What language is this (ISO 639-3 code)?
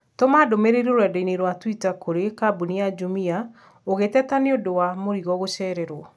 kik